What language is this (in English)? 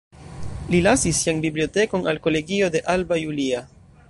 Esperanto